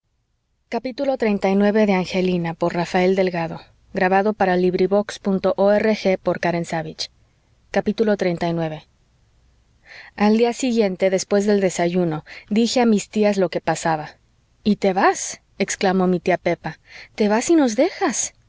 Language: Spanish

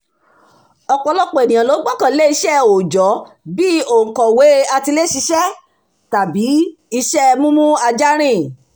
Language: Yoruba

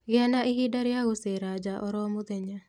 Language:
Kikuyu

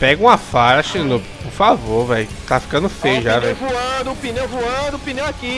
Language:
Portuguese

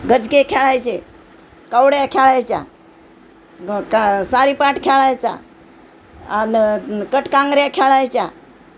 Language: Marathi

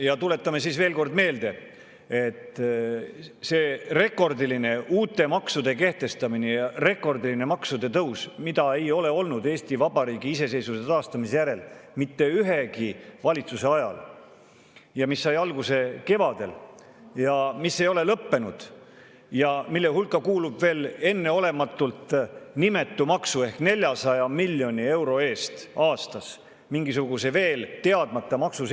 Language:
Estonian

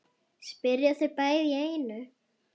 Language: Icelandic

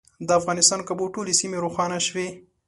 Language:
Pashto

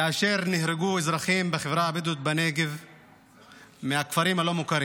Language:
Hebrew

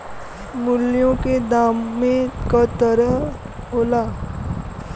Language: Bhojpuri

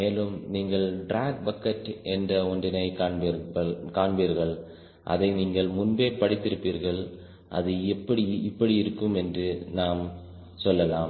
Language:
Tamil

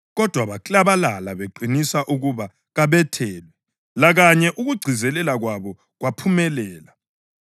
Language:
North Ndebele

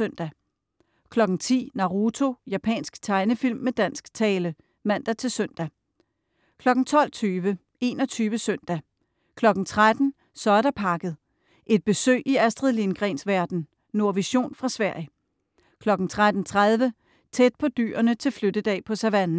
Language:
Danish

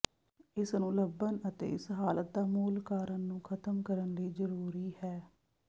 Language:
Punjabi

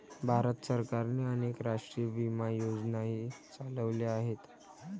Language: Marathi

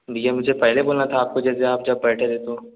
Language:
Hindi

